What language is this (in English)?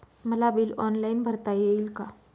Marathi